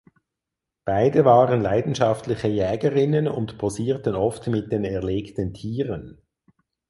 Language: German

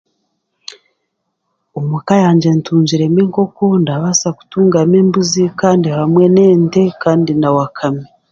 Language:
Chiga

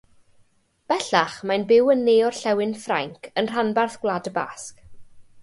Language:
Welsh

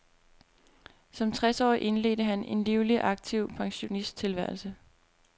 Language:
Danish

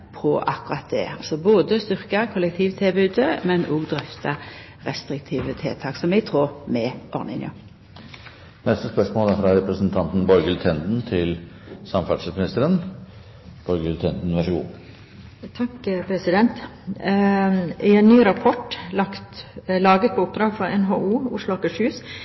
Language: Norwegian Nynorsk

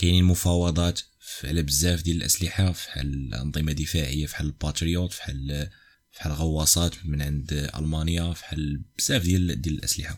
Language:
Arabic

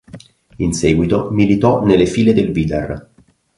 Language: Italian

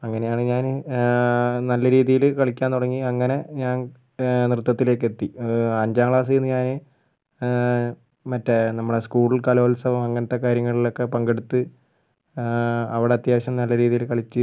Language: Malayalam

